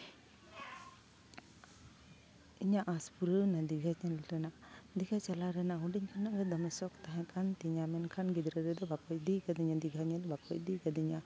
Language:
Santali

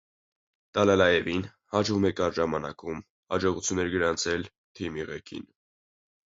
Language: Armenian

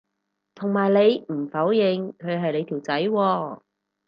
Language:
Cantonese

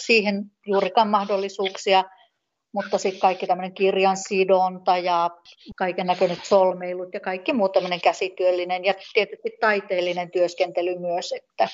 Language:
Finnish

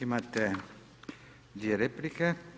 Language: Croatian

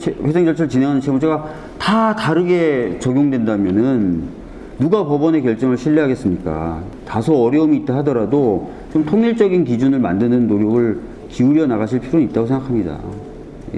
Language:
Korean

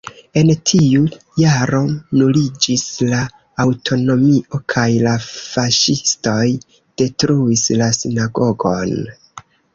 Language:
Esperanto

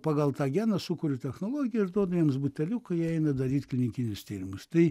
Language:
Lithuanian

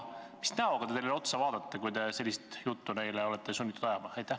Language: Estonian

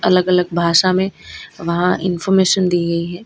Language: Hindi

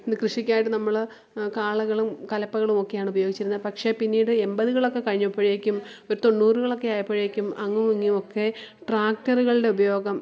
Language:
Malayalam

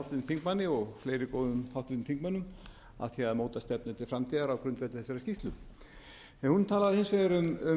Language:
Icelandic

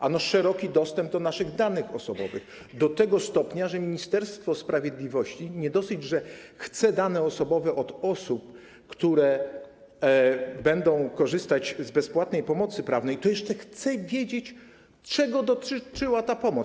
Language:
Polish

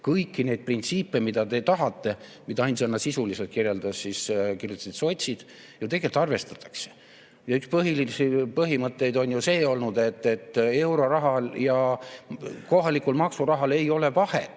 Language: Estonian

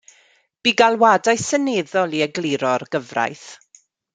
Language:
Welsh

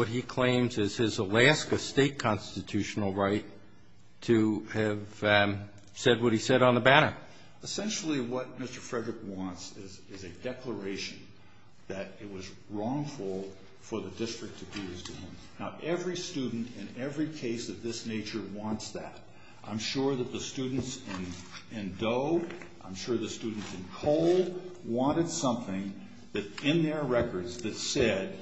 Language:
English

